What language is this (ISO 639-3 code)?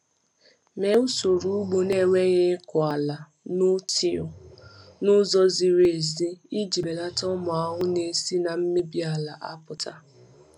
ibo